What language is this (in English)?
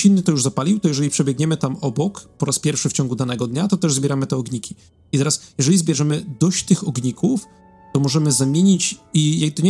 Polish